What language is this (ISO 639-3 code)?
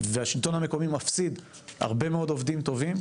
heb